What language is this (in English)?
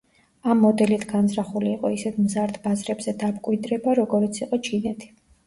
Georgian